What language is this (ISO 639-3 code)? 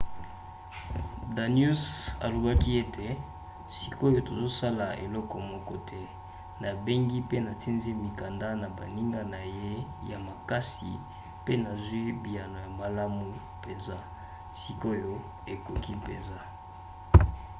lin